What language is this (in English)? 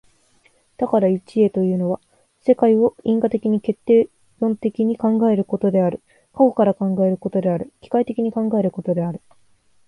Japanese